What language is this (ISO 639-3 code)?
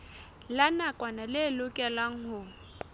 sot